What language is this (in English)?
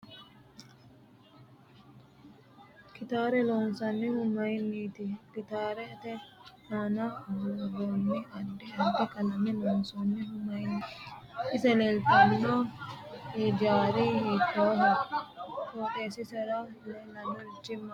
Sidamo